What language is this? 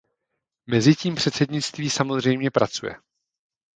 Czech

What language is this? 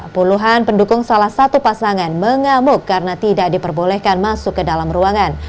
Indonesian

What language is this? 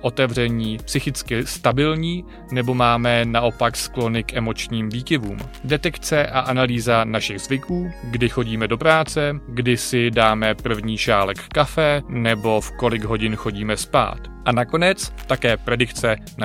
Czech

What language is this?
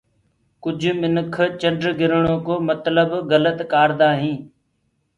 Gurgula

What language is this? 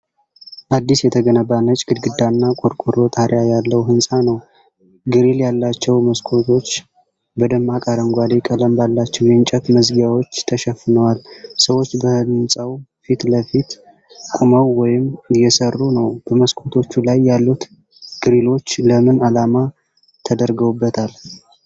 Amharic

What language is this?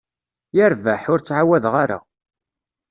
Kabyle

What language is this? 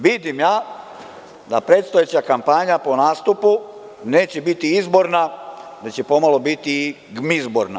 Serbian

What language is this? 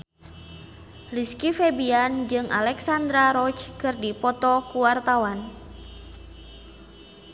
Sundanese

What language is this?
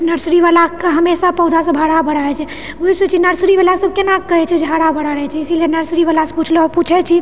Maithili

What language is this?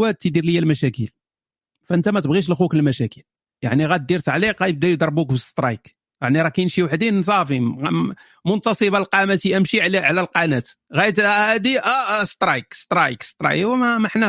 Arabic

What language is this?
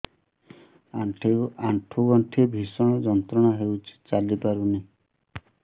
Odia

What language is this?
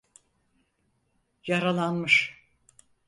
Turkish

